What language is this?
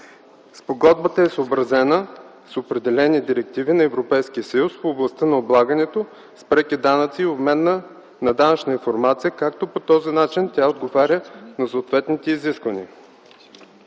Bulgarian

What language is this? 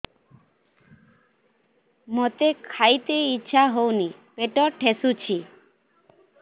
Odia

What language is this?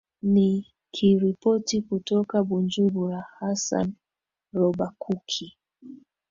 Swahili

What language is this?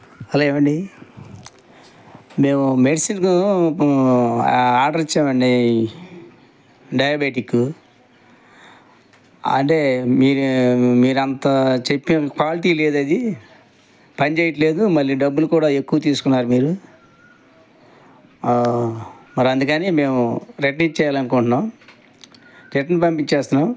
Telugu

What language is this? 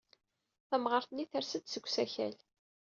Kabyle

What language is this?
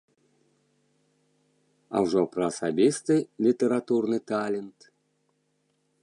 Belarusian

